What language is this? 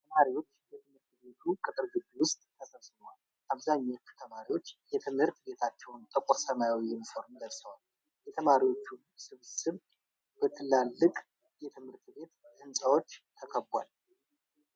Amharic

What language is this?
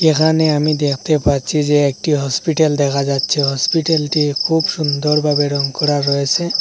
Bangla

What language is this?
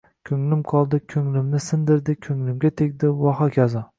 Uzbek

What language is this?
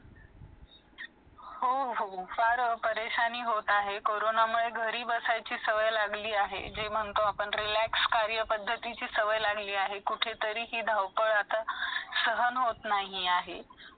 Marathi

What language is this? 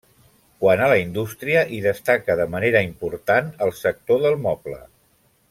Catalan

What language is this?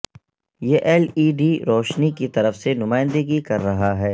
Urdu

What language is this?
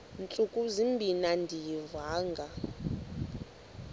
Xhosa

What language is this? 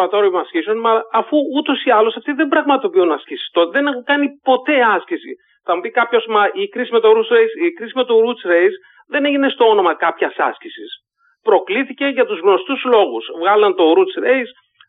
Greek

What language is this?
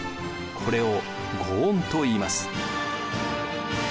Japanese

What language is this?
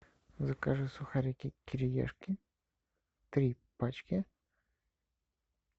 Russian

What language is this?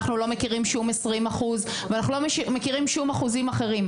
Hebrew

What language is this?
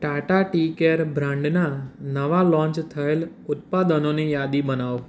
Gujarati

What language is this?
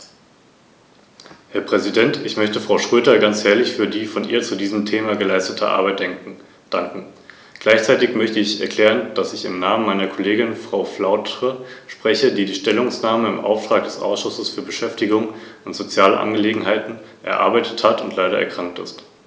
German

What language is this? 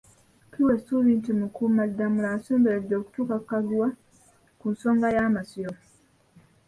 Ganda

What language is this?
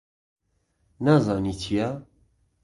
Central Kurdish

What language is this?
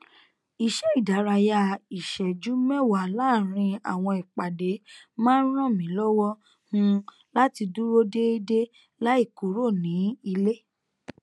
Yoruba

